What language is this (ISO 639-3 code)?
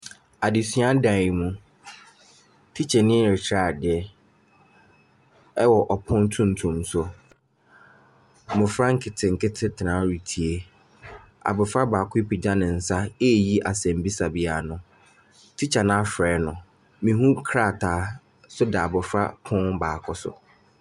aka